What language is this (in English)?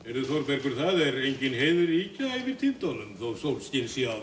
Icelandic